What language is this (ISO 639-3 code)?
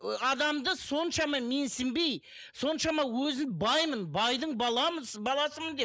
kaz